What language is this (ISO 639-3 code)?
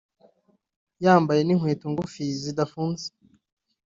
kin